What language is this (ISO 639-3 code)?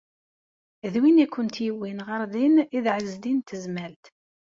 kab